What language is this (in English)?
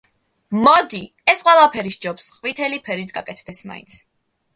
Georgian